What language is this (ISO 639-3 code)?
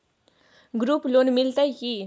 mai